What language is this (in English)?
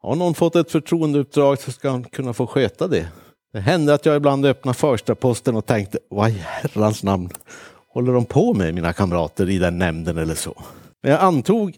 Swedish